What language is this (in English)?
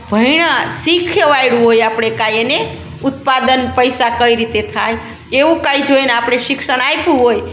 Gujarati